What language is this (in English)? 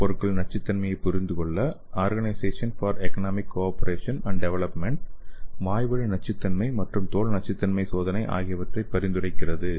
Tamil